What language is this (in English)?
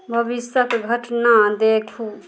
Maithili